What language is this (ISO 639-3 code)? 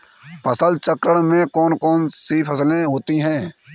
hin